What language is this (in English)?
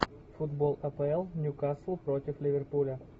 Russian